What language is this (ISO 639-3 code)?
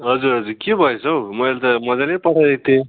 nep